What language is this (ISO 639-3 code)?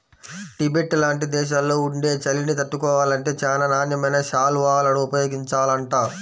tel